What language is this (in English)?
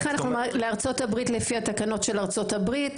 Hebrew